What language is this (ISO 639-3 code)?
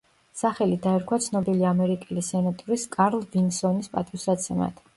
kat